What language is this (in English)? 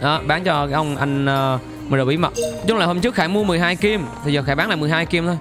Vietnamese